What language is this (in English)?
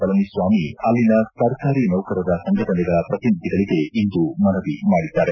Kannada